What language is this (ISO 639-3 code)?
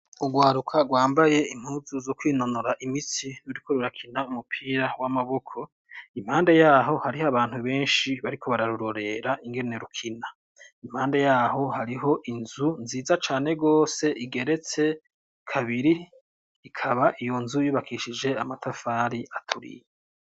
run